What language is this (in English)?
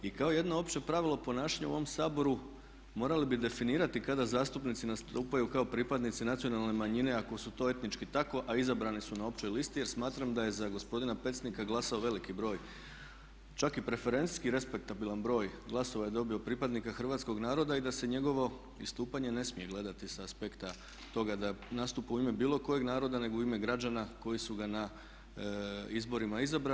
Croatian